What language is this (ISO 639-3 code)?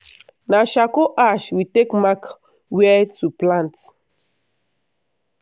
pcm